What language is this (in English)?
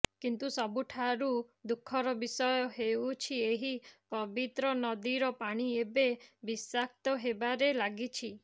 Odia